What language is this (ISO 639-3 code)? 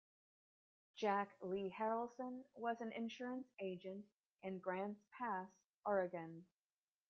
eng